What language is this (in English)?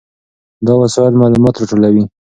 Pashto